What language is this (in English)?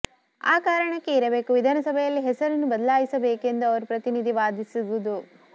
Kannada